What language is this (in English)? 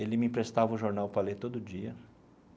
Portuguese